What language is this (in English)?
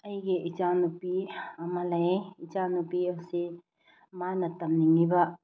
Manipuri